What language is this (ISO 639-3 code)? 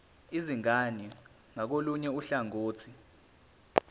zul